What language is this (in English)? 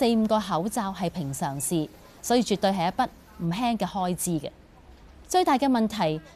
Chinese